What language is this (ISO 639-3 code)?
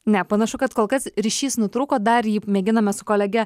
lit